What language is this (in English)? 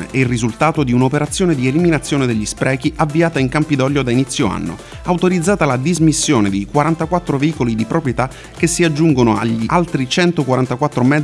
Italian